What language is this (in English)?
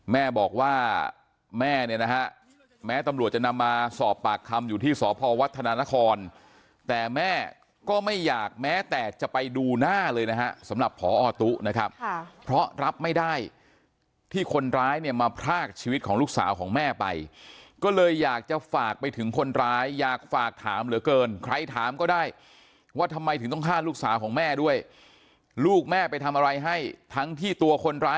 Thai